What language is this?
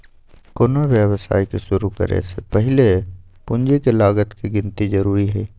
Magahi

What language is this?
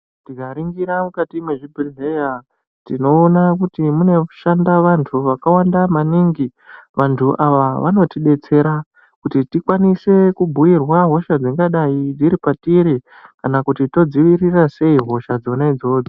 Ndau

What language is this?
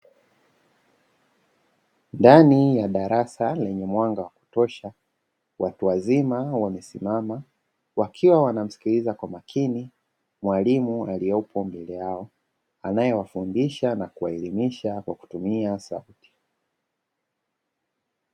Swahili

